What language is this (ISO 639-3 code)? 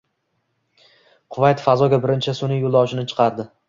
uzb